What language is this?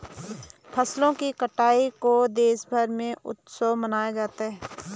Hindi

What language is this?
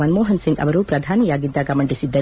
Kannada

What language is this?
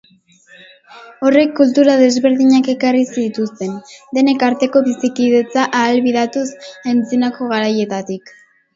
Basque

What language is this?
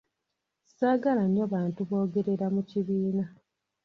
Ganda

